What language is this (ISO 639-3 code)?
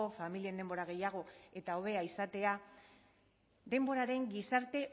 eus